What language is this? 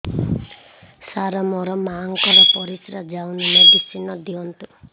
Odia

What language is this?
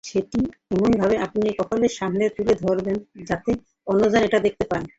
Bangla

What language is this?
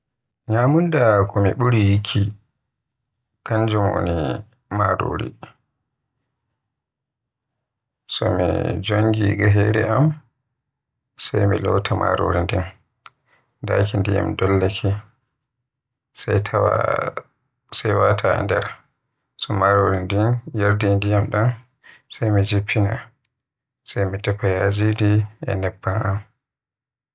Western Niger Fulfulde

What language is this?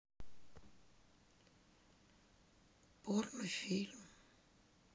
Russian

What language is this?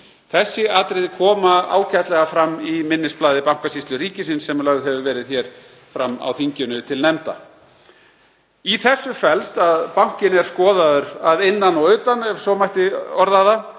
Icelandic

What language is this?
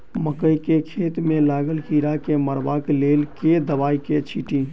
Maithili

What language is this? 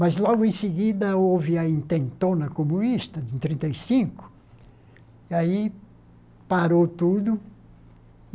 Portuguese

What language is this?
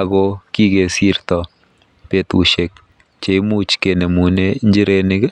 Kalenjin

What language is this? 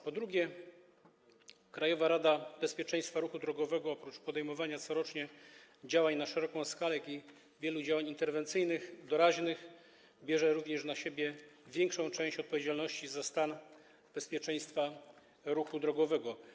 Polish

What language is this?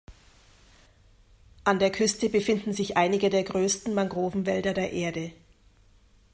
German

